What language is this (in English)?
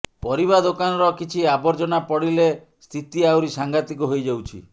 Odia